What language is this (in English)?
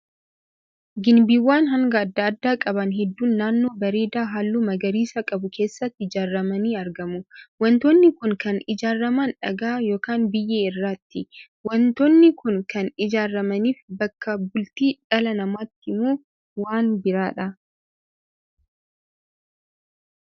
Oromo